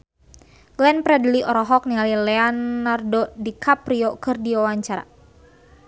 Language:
Sundanese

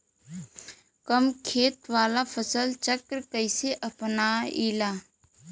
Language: Bhojpuri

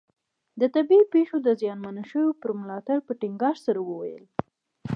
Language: Pashto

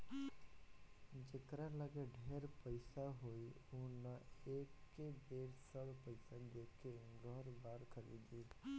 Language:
Bhojpuri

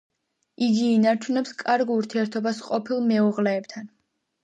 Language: Georgian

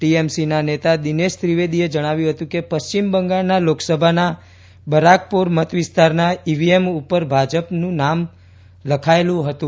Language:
Gujarati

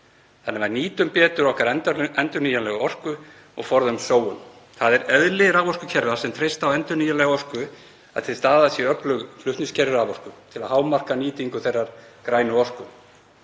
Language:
Icelandic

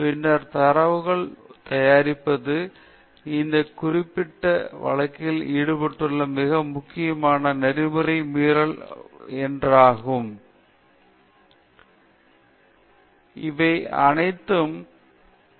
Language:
Tamil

